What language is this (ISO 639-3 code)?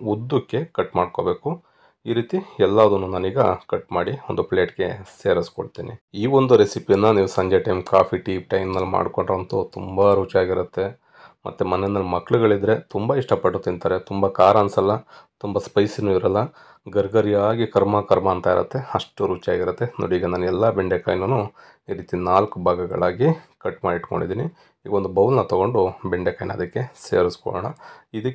kan